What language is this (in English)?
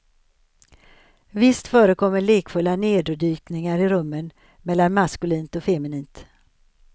Swedish